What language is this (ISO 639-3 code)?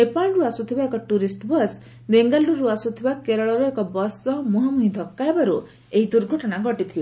ori